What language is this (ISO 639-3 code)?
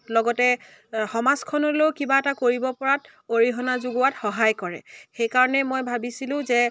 asm